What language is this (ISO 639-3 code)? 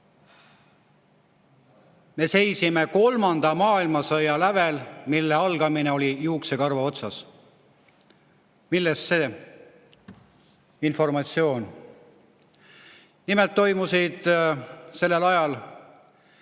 est